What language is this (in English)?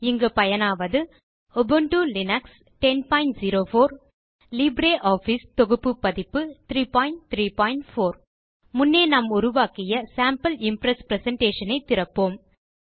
Tamil